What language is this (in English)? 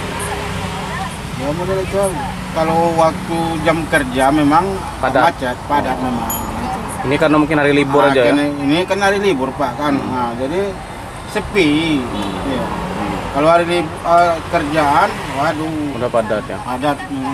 Indonesian